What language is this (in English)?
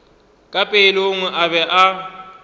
Northern Sotho